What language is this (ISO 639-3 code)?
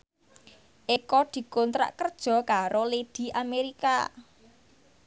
jav